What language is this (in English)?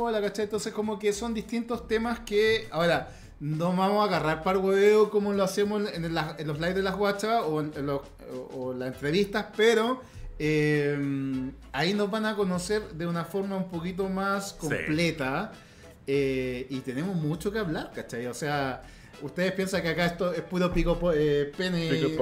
Spanish